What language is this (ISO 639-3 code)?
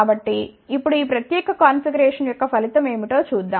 tel